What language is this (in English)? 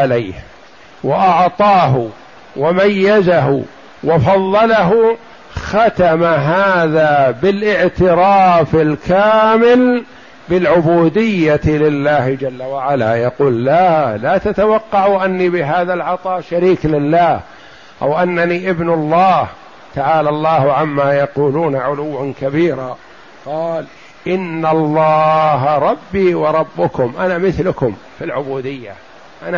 Arabic